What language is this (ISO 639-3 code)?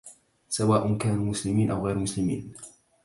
ara